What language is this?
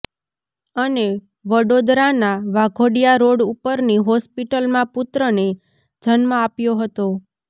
Gujarati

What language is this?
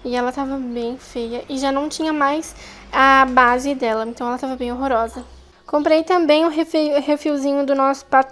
Portuguese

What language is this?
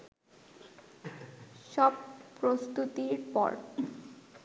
Bangla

